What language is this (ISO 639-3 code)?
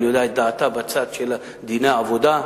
heb